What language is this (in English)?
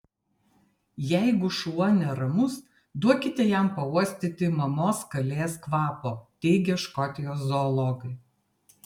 Lithuanian